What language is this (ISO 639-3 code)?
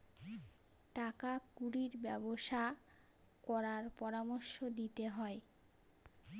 ben